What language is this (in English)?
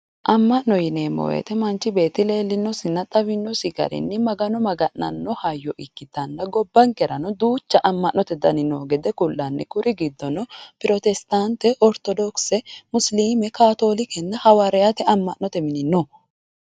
Sidamo